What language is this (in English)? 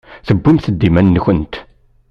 Kabyle